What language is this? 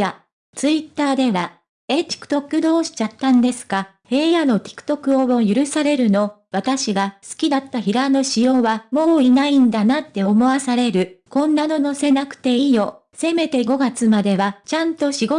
Japanese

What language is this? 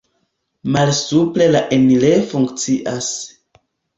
Esperanto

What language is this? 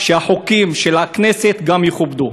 Hebrew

